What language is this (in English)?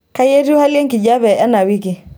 Masai